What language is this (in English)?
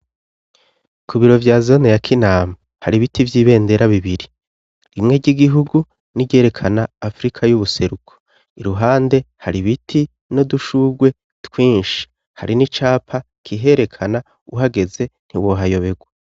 Rundi